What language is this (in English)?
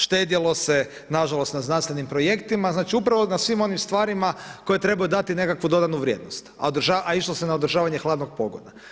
Croatian